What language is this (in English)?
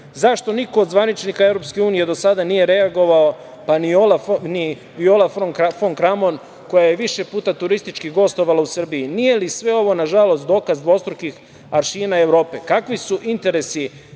Serbian